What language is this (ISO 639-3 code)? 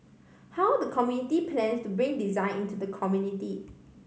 eng